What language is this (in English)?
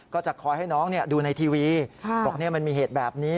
Thai